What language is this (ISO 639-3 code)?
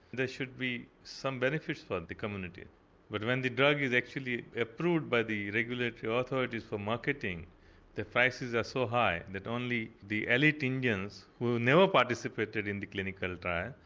eng